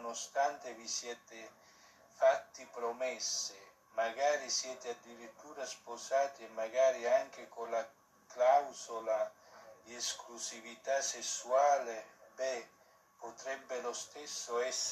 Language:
Italian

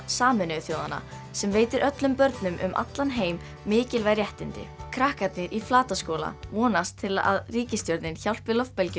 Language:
Icelandic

